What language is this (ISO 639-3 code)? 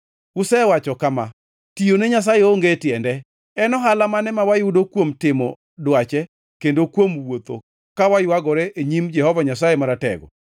luo